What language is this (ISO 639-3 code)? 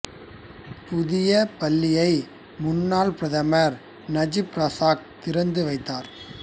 tam